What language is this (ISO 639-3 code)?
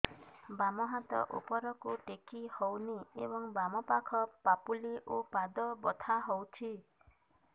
ori